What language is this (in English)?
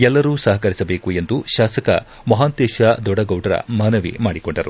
Kannada